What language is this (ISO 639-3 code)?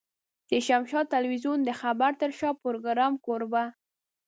pus